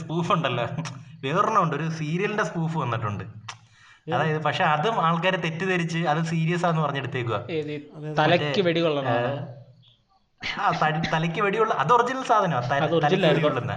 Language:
Malayalam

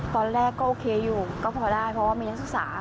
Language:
Thai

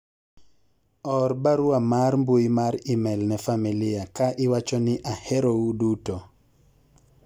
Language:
Luo (Kenya and Tanzania)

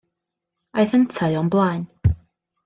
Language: Welsh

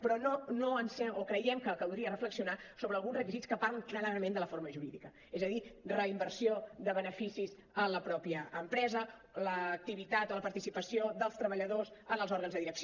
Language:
Catalan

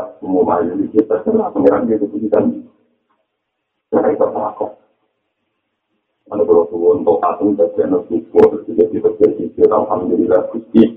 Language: Malay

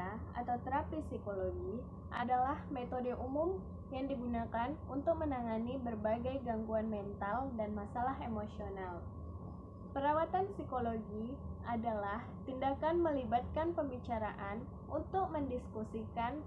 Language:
Indonesian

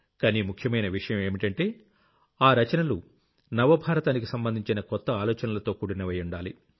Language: Telugu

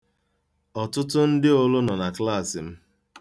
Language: Igbo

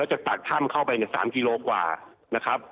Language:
Thai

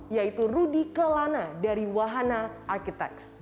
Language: Indonesian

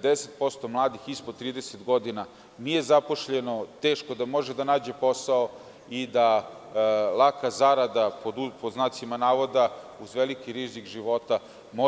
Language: Serbian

